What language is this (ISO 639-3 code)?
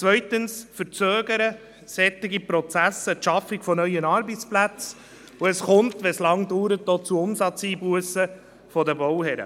gsw